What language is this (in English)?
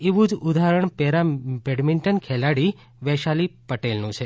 Gujarati